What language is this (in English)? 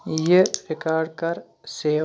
Kashmiri